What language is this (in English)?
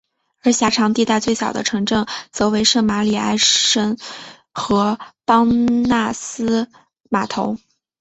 Chinese